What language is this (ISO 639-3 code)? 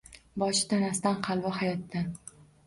uzb